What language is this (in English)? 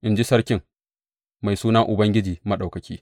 Hausa